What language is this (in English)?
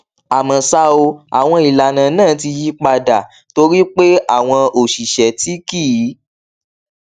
Yoruba